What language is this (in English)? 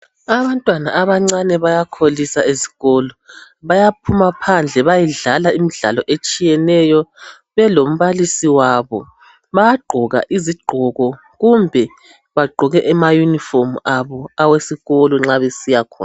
North Ndebele